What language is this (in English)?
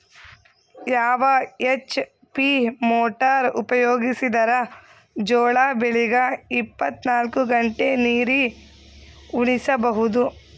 Kannada